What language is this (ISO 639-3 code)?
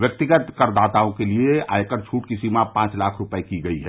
hin